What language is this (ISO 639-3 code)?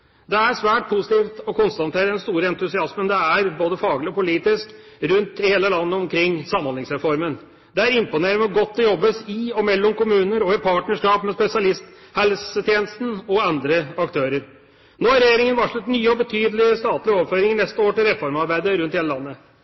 nob